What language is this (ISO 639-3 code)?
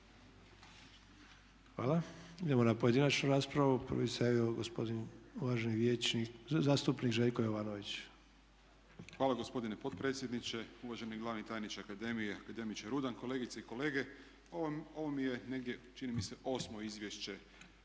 hrv